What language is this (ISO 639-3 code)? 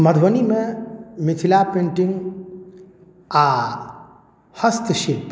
mai